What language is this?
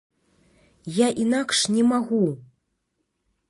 Belarusian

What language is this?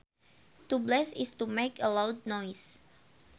Sundanese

